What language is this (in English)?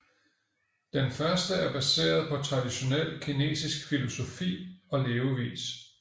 Danish